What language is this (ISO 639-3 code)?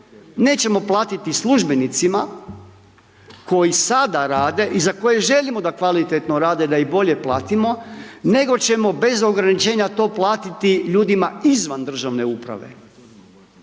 hrv